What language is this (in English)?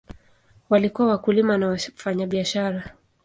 Swahili